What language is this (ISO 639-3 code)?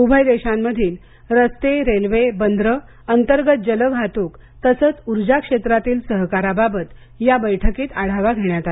mar